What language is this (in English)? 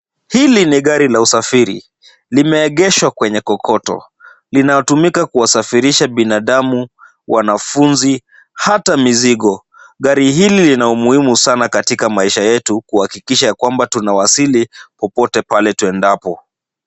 Swahili